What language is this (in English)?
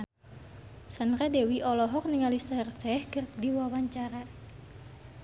Sundanese